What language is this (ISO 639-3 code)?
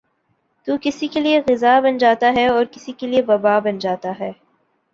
urd